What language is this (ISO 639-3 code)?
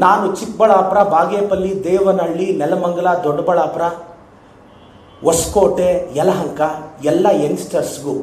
kan